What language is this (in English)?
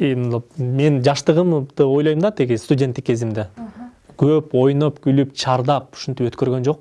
Turkish